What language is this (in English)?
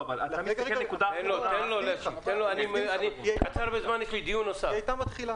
Hebrew